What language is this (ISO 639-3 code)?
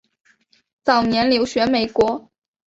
zho